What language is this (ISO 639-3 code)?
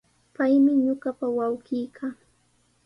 qws